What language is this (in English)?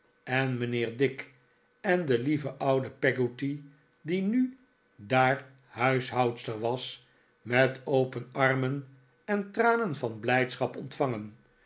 Dutch